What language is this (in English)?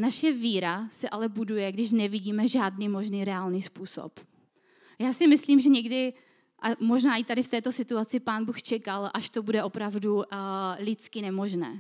Czech